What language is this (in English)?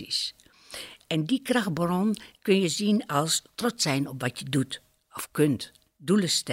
Dutch